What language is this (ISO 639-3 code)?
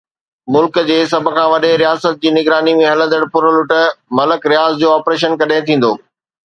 snd